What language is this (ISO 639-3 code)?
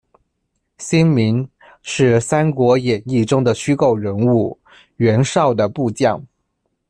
zho